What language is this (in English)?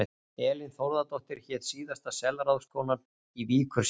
Icelandic